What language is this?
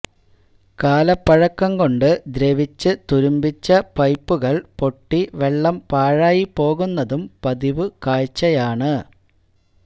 Malayalam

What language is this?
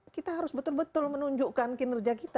Indonesian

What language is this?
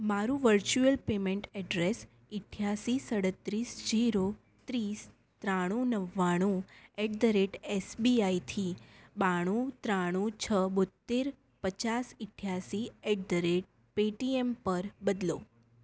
Gujarati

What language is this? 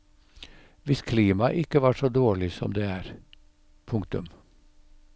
Norwegian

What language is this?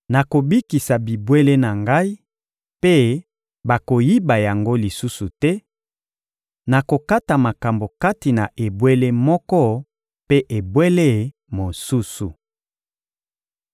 Lingala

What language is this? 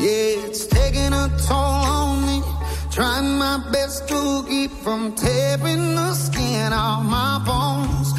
Italian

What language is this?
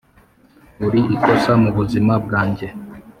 Kinyarwanda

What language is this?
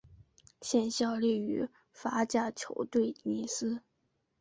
Chinese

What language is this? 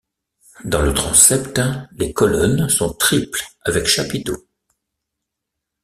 French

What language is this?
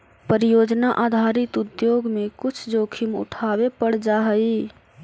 Magahi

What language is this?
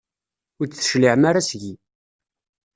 Kabyle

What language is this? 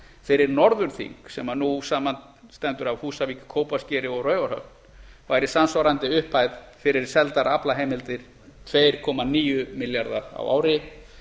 Icelandic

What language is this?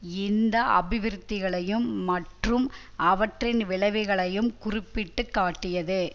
Tamil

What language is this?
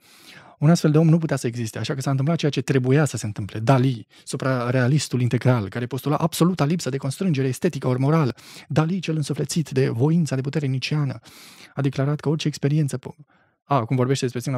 Romanian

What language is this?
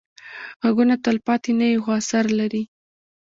Pashto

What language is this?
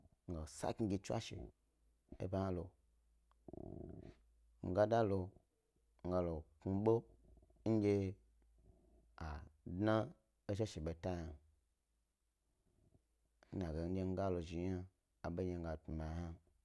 Gbari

